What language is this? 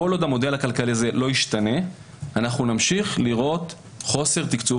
Hebrew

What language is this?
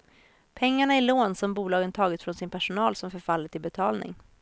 Swedish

